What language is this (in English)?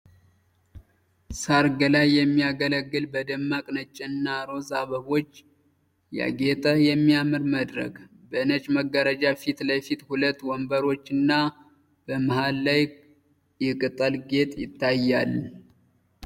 Amharic